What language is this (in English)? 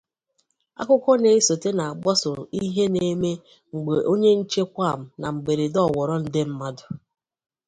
Igbo